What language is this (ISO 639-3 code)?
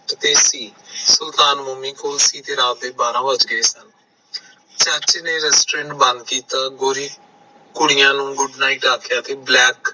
pan